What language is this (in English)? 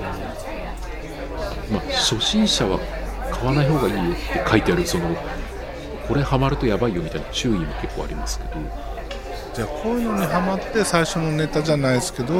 Japanese